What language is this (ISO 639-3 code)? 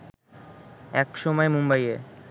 ben